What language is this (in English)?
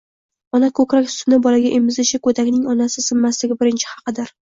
Uzbek